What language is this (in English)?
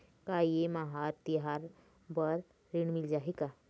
Chhattisgarhi